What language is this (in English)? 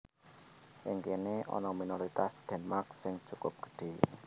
Javanese